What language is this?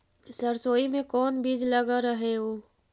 Magahi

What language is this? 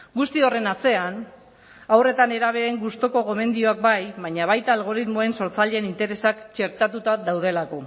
Basque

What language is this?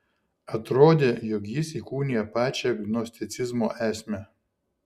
Lithuanian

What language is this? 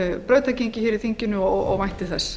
Icelandic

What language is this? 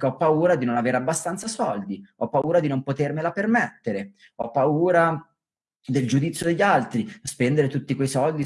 Italian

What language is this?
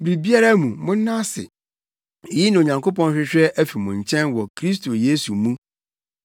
Akan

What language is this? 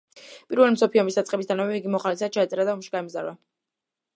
Georgian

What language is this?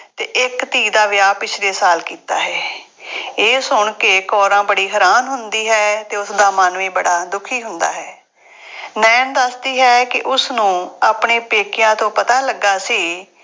Punjabi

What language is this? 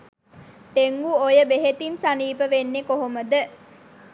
Sinhala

